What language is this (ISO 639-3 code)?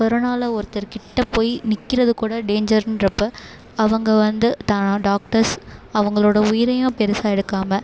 tam